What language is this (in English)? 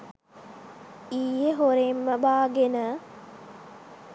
Sinhala